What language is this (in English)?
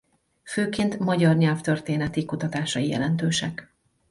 Hungarian